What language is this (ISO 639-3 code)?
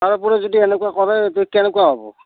asm